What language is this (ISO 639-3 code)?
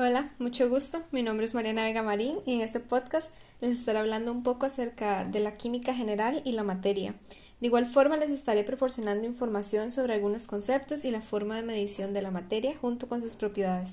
spa